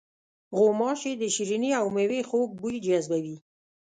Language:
Pashto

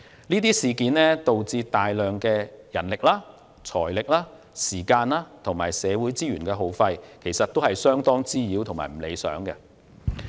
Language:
Cantonese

